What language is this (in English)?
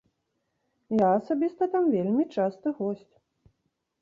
Belarusian